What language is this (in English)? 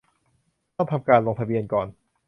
Thai